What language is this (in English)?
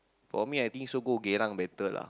English